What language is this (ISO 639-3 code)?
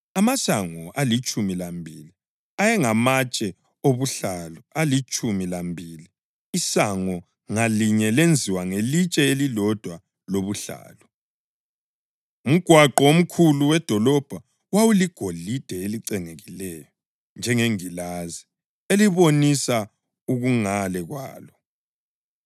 nde